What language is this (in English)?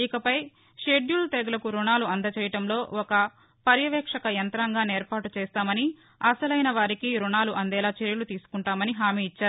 Telugu